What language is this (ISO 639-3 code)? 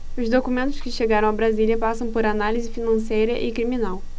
por